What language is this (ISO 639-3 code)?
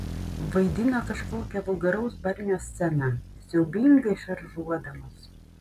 lit